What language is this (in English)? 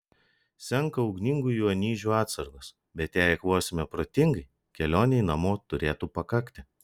Lithuanian